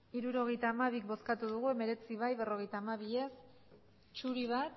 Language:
Basque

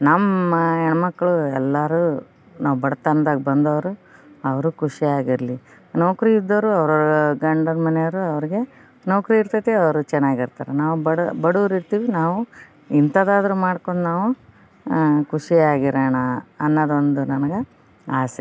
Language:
Kannada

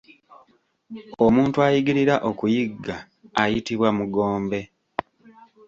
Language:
Ganda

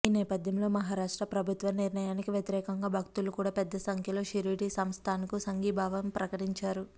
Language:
Telugu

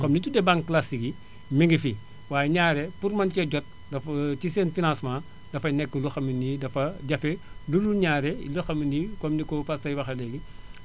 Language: Wolof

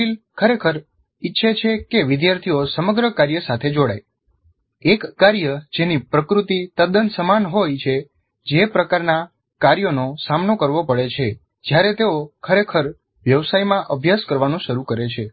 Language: Gujarati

